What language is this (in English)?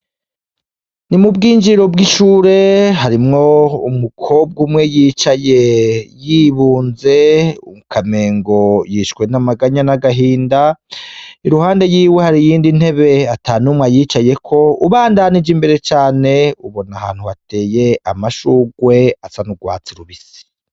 Rundi